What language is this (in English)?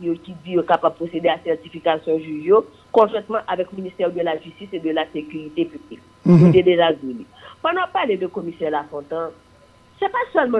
French